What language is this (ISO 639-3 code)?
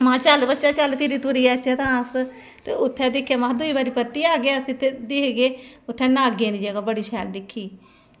doi